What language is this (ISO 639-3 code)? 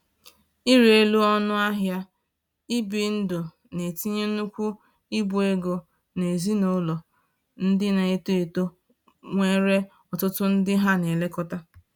ibo